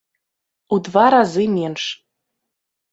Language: Belarusian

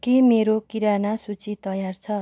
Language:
Nepali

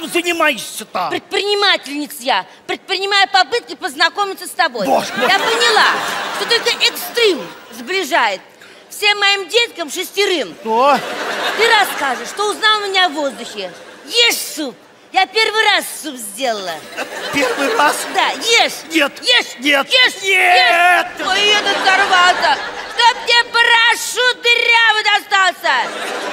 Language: Russian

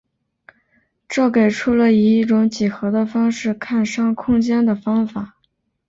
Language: Chinese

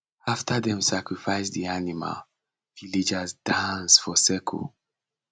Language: Nigerian Pidgin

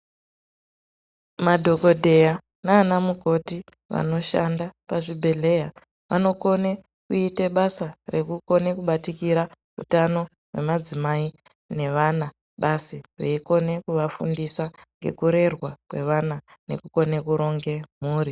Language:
Ndau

